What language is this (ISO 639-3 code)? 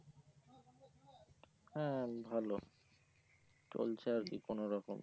ben